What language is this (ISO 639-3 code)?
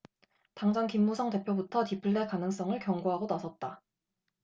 kor